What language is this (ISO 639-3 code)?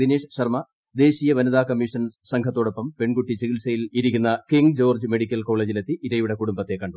mal